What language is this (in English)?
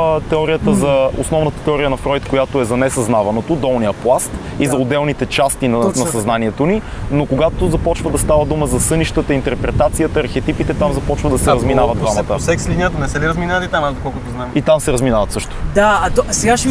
Bulgarian